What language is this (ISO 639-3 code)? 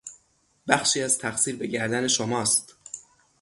fas